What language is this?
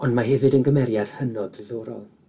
Welsh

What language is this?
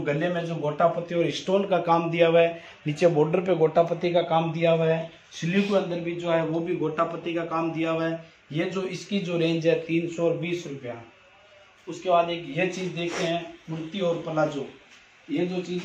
Hindi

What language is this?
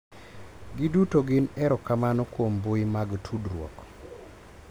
Luo (Kenya and Tanzania)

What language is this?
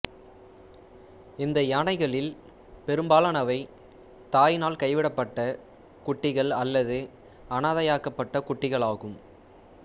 Tamil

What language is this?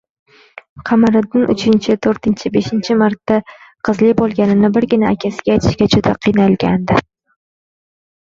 Uzbek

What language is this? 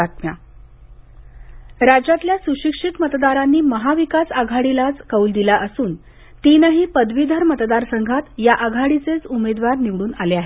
Marathi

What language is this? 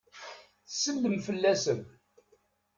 Kabyle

